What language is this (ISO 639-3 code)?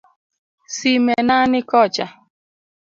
luo